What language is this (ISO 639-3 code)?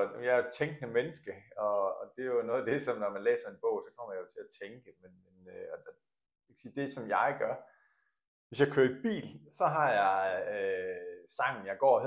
dan